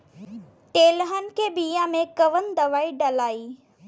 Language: Bhojpuri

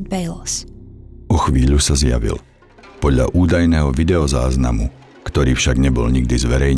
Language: Slovak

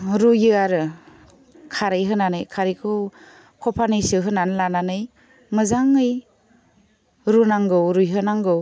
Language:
Bodo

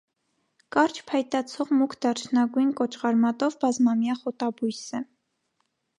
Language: Armenian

